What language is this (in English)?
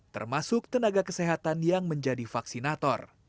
Indonesian